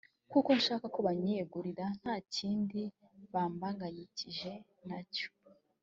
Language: Kinyarwanda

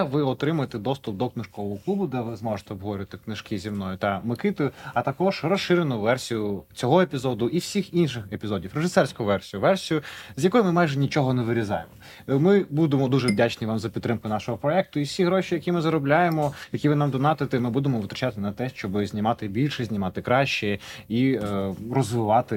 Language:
Ukrainian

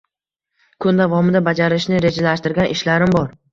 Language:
Uzbek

